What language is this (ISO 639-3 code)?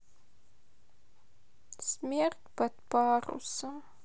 rus